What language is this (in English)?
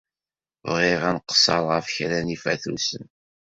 Kabyle